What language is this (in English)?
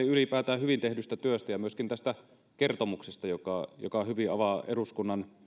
Finnish